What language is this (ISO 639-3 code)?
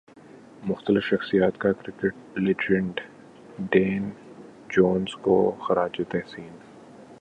urd